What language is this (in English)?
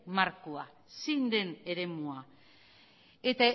Basque